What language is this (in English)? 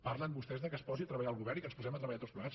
Catalan